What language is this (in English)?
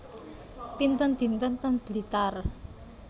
Javanese